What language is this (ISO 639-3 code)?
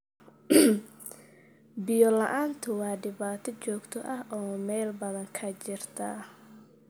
som